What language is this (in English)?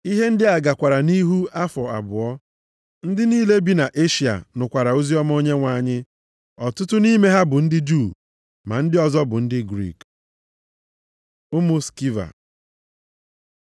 Igbo